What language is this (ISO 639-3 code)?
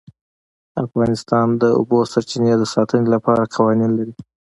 pus